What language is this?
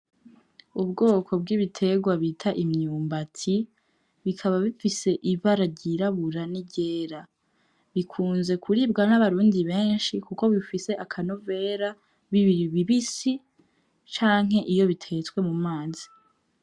Rundi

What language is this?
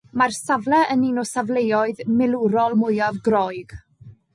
Welsh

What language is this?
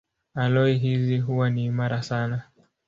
Swahili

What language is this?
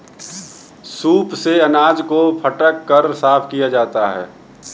Hindi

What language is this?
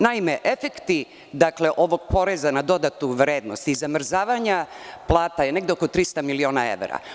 Serbian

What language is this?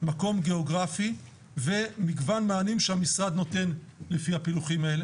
Hebrew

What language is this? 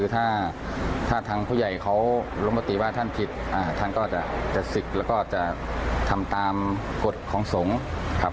Thai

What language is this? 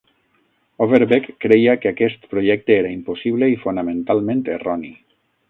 Catalan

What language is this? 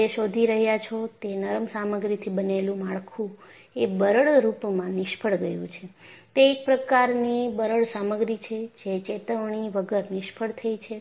Gujarati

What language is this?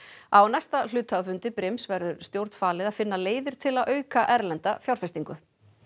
Icelandic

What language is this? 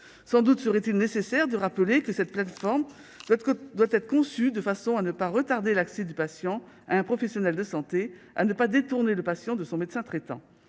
French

